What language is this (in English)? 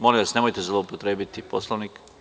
Serbian